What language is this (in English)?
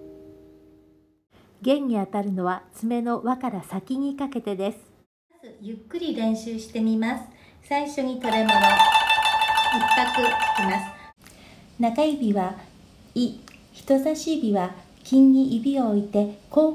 Japanese